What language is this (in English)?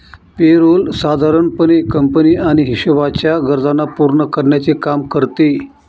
Marathi